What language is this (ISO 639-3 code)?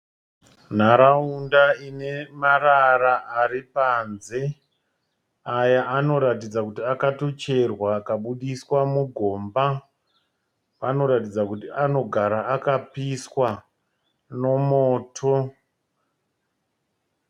sna